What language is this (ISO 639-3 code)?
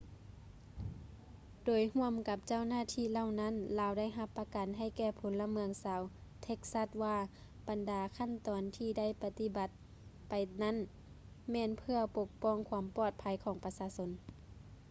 lao